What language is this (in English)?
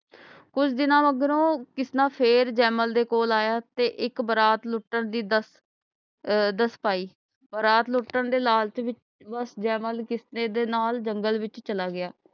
Punjabi